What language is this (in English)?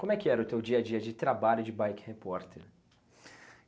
Portuguese